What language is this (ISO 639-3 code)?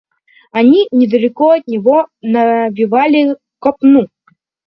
rus